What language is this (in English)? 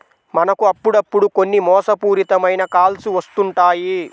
Telugu